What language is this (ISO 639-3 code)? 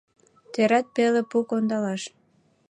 chm